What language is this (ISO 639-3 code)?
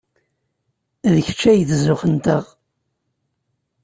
kab